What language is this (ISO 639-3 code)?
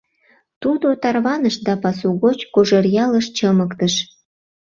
chm